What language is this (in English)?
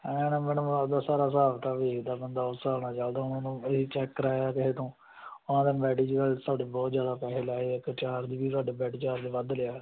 Punjabi